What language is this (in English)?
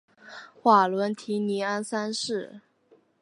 Chinese